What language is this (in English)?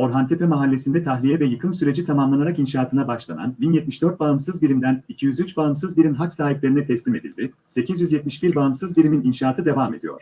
Turkish